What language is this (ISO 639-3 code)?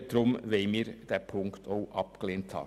gsw